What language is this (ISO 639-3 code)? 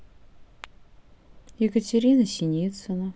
rus